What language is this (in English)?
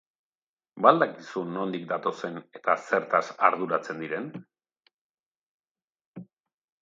Basque